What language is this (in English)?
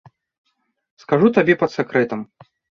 Belarusian